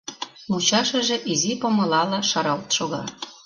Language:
Mari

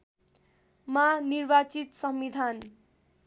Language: Nepali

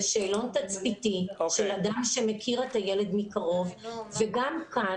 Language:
Hebrew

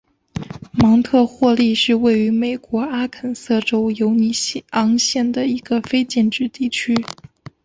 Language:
Chinese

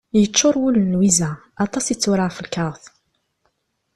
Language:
Kabyle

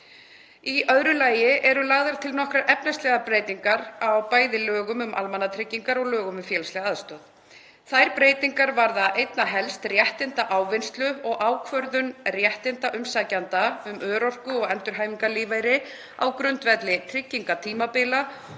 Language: Icelandic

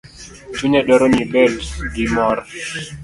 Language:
Luo (Kenya and Tanzania)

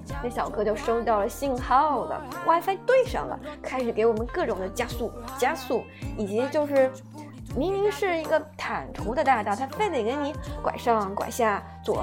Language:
Chinese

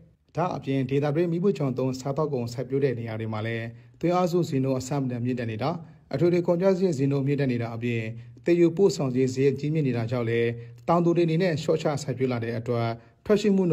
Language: Thai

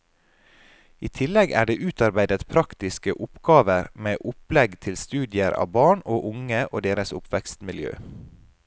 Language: Norwegian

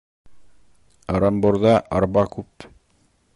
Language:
Bashkir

